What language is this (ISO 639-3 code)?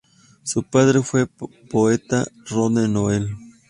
spa